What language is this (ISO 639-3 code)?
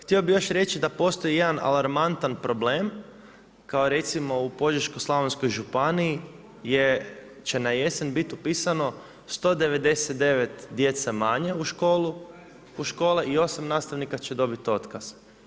hrv